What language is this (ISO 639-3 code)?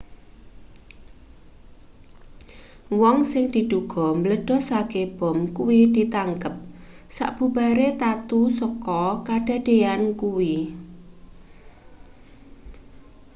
jav